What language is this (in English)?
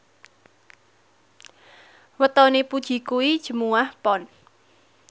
Javanese